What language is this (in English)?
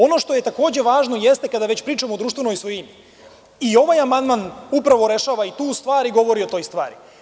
Serbian